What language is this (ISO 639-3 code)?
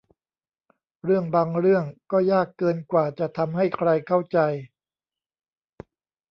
tha